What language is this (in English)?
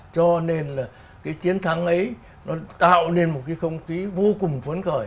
Vietnamese